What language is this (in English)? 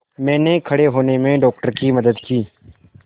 Hindi